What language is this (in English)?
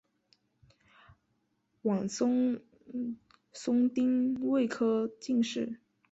Chinese